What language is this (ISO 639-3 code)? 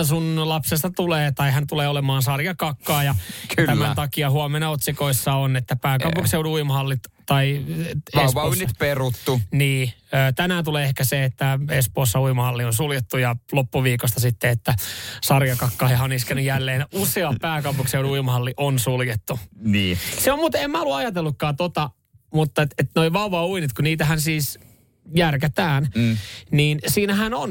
fin